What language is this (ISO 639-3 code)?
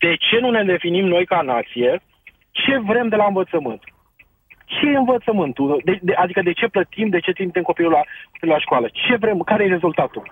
ron